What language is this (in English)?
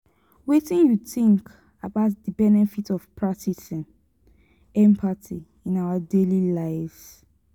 Nigerian Pidgin